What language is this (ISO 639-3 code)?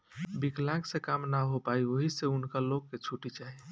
bho